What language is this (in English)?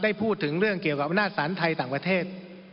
Thai